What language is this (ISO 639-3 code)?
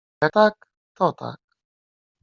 pol